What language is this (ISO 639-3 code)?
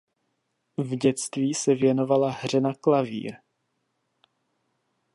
ces